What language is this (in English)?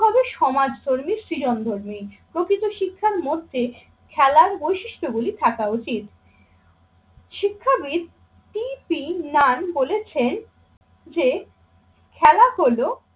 Bangla